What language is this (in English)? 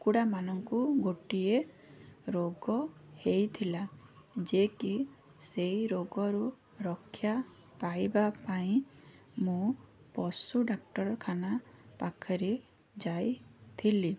Odia